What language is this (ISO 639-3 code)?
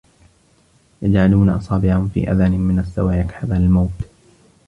ara